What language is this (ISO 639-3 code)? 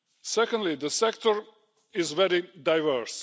eng